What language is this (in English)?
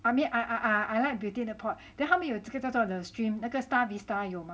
English